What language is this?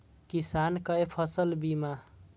Maithili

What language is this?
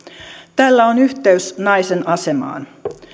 Finnish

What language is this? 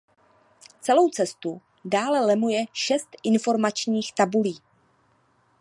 Czech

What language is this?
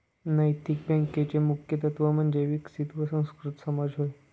Marathi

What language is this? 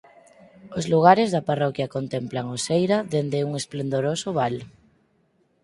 Galician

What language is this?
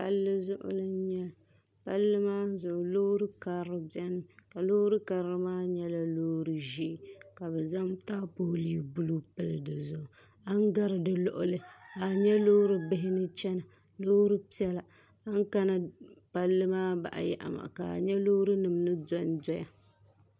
Dagbani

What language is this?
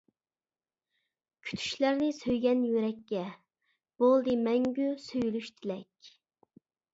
Uyghur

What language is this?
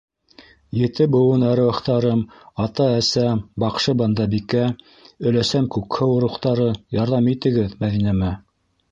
Bashkir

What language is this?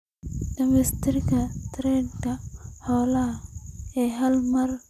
Somali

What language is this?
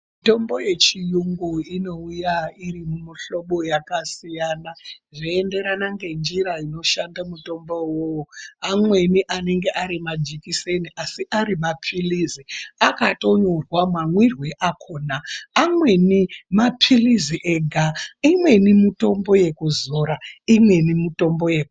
Ndau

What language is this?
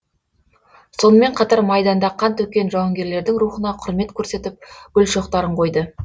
Kazakh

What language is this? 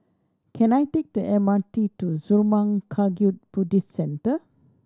English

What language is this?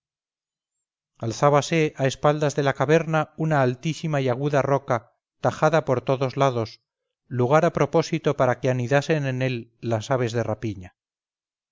Spanish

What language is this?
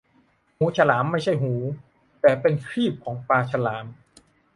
Thai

